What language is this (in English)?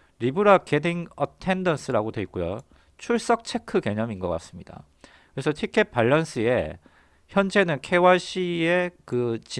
Korean